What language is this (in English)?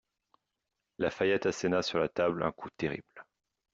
French